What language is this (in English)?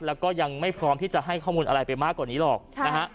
Thai